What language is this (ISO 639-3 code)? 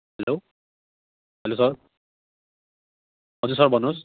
nep